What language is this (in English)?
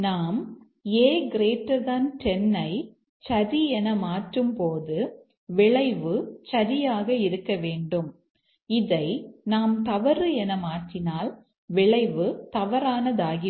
Tamil